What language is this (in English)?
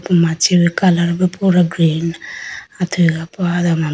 Idu-Mishmi